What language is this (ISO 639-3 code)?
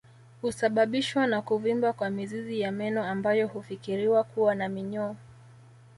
swa